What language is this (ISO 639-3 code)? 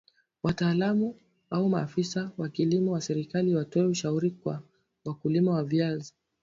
swa